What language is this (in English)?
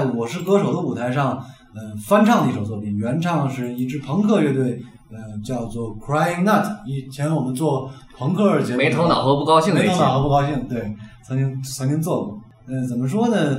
Chinese